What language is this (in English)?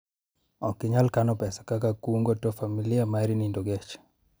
Luo (Kenya and Tanzania)